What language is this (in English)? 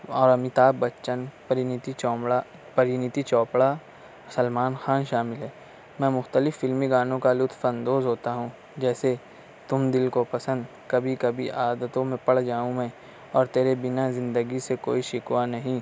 Urdu